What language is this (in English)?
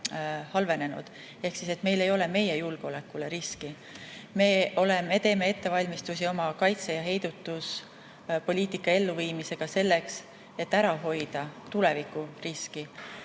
Estonian